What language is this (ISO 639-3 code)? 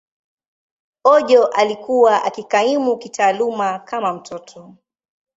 swa